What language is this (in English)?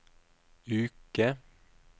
Norwegian